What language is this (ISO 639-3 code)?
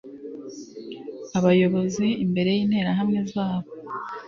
kin